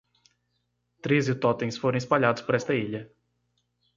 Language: Portuguese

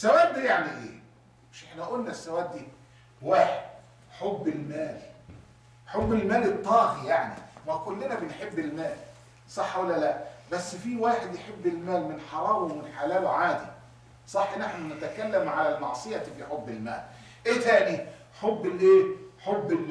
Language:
Arabic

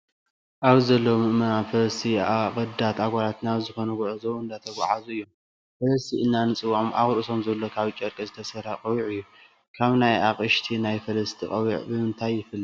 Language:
Tigrinya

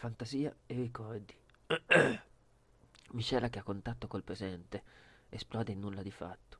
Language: Italian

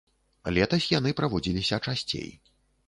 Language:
Belarusian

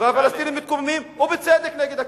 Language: Hebrew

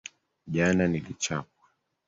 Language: Swahili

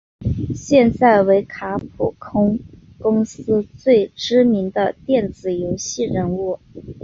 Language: Chinese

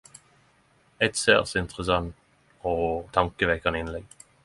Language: Norwegian Nynorsk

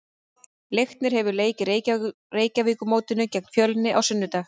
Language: Icelandic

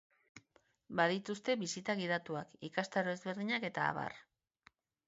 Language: Basque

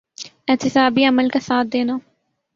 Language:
Urdu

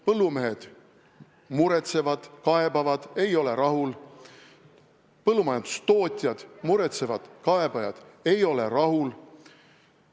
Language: Estonian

